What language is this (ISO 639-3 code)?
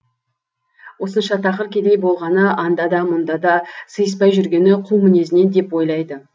kaz